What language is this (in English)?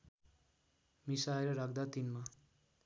Nepali